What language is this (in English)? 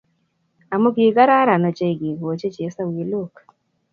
Kalenjin